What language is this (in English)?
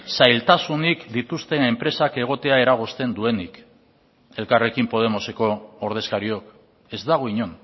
Basque